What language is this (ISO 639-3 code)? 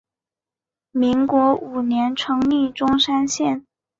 zho